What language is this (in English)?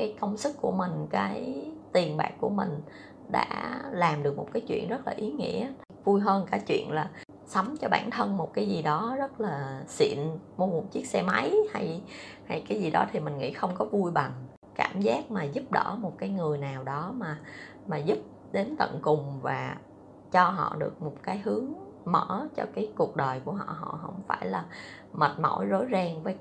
Vietnamese